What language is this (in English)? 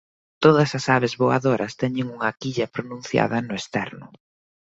Galician